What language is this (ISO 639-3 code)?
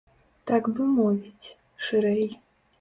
bel